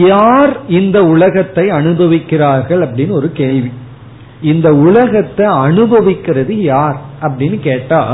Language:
Tamil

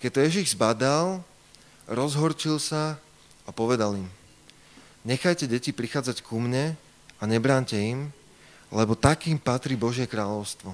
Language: Slovak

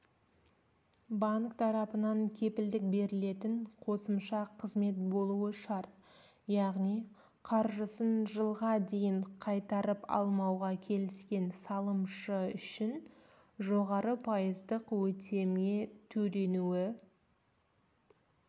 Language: Kazakh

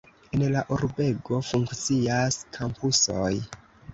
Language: Esperanto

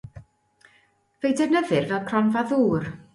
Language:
Welsh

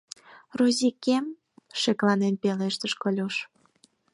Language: Mari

